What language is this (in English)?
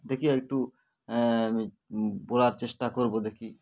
Bangla